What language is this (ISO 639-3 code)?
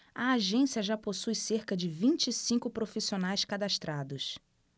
por